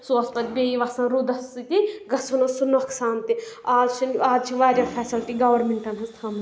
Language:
Kashmiri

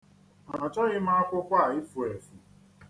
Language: Igbo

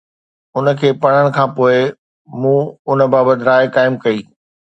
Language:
Sindhi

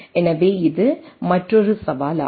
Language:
Tamil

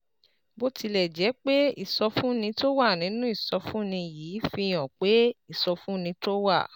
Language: Yoruba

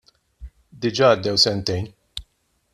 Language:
Maltese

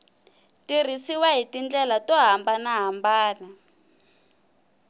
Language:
Tsonga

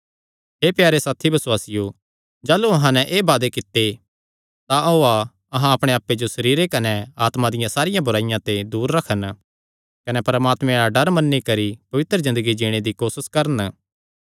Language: Kangri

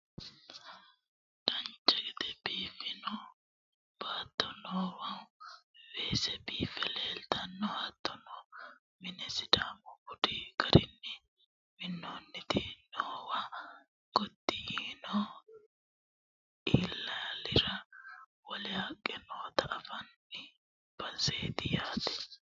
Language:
Sidamo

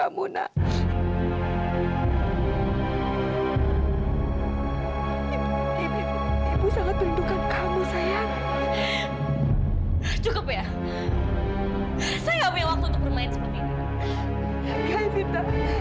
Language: Indonesian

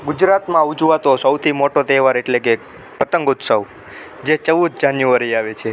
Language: Gujarati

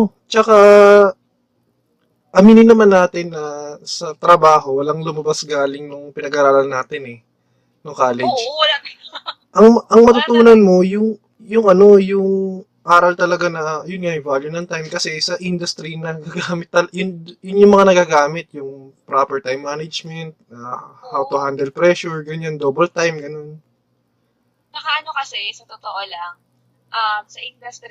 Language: Filipino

